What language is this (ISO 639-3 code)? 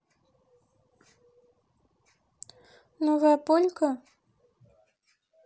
rus